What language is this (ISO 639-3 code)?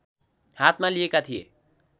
nep